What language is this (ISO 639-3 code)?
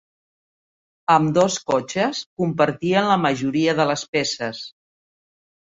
cat